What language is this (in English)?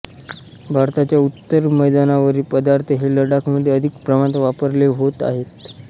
Marathi